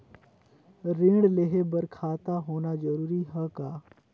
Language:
Chhattisgarhi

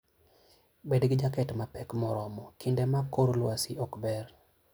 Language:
Luo (Kenya and Tanzania)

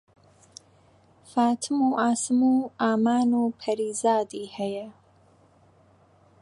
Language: Central Kurdish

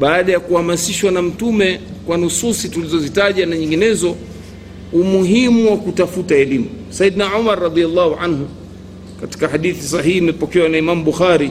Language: Swahili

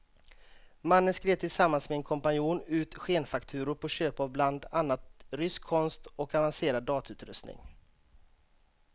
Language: Swedish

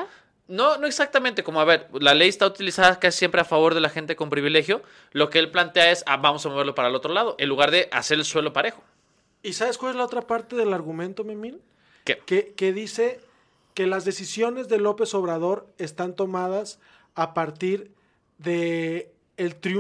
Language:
Spanish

